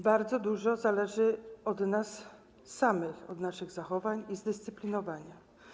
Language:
Polish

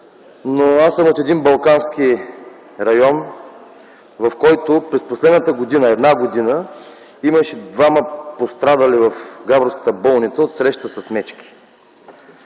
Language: Bulgarian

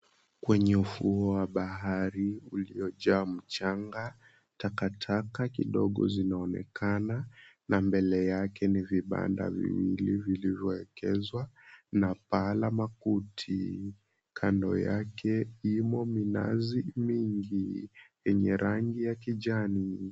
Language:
Swahili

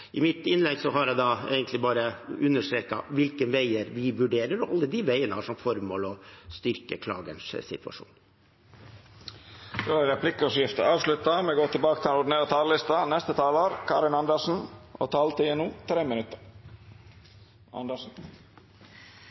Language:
Norwegian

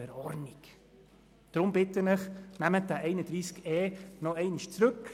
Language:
Swiss German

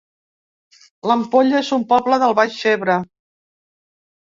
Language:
Catalan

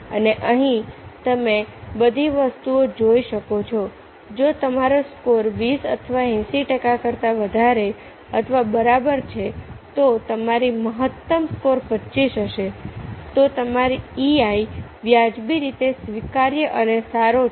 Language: Gujarati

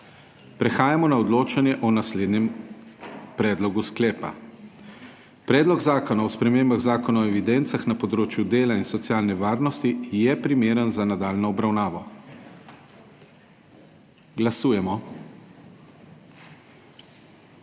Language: Slovenian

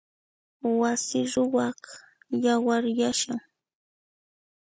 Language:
Puno Quechua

